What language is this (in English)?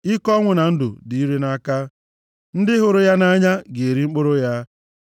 Igbo